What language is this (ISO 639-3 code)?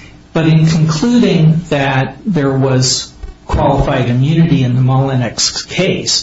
eng